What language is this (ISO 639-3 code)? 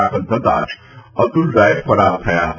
guj